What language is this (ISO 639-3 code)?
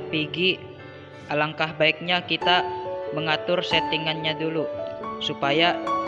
ind